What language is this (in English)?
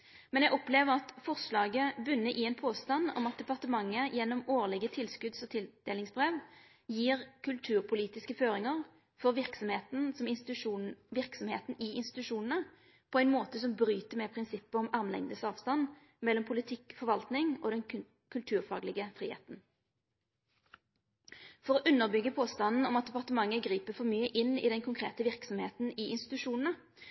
Norwegian Nynorsk